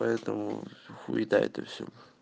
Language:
Russian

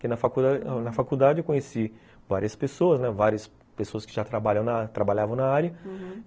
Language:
Portuguese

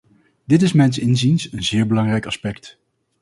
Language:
Dutch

